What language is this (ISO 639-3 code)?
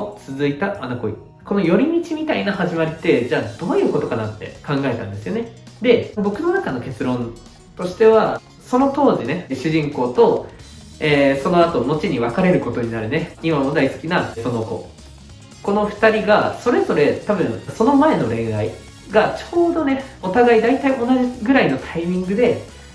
jpn